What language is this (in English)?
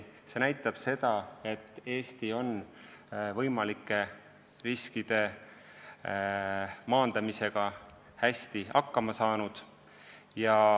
Estonian